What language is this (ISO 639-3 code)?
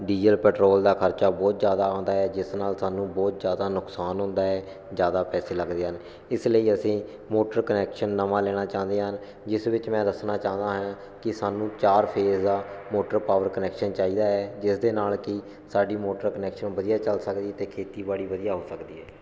pan